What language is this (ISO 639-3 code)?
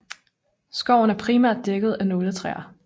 dan